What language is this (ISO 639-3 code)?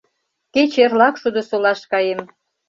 chm